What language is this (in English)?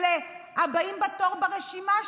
Hebrew